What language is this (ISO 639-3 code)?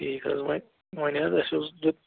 kas